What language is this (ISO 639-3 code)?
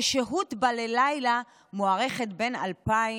heb